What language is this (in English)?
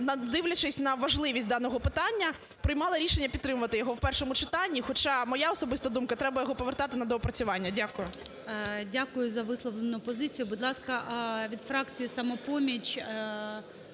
Ukrainian